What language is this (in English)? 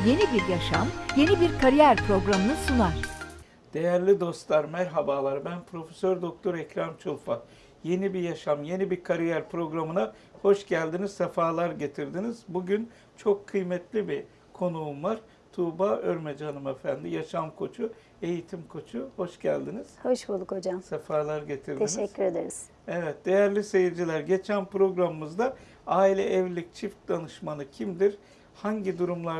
Turkish